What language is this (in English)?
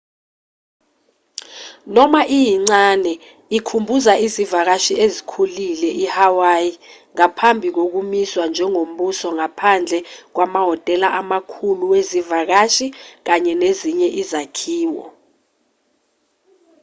Zulu